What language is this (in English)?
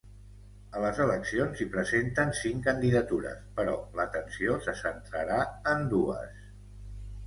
Catalan